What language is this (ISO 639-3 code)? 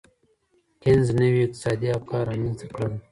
pus